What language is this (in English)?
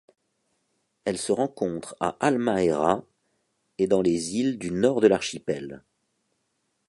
French